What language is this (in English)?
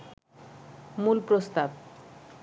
Bangla